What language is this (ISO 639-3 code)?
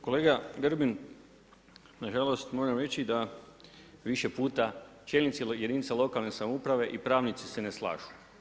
hrv